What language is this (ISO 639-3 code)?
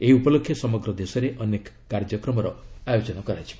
ori